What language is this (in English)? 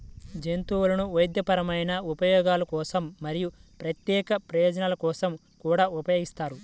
Telugu